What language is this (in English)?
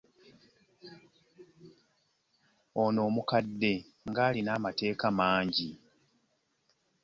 Ganda